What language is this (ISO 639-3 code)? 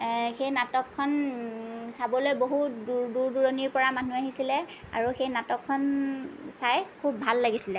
asm